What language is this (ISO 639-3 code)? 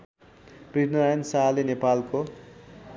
nep